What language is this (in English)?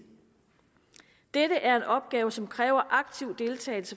Danish